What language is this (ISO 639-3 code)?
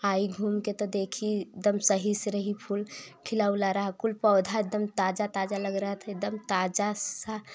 hin